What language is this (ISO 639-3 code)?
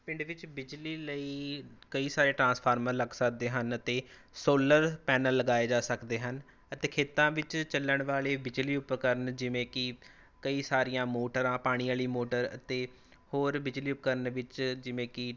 pan